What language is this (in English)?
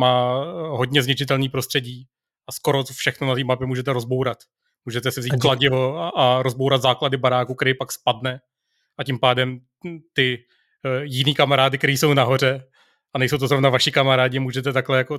Czech